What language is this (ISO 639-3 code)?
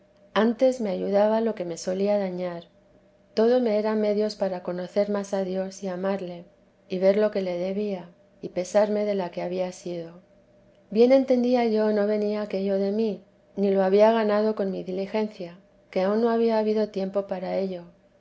spa